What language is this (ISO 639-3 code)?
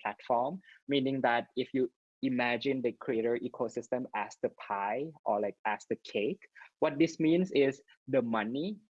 eng